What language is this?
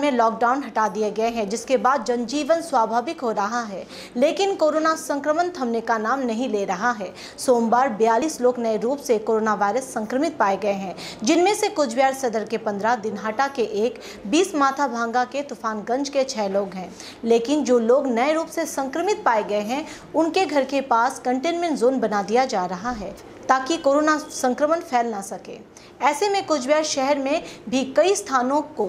Hindi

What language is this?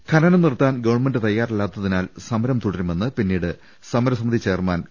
Malayalam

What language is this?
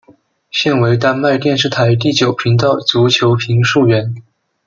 Chinese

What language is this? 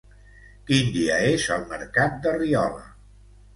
Catalan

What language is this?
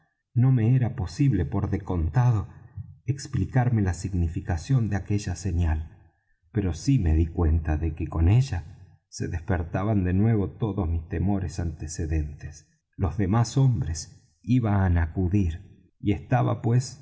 Spanish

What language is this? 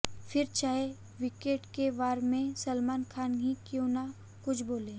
Hindi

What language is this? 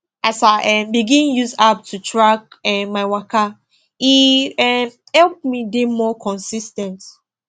Nigerian Pidgin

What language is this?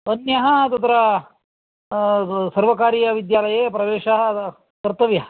Sanskrit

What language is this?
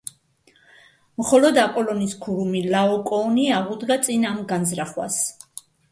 Georgian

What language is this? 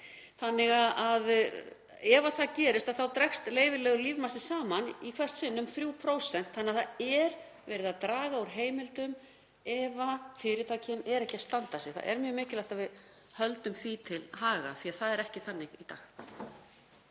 Icelandic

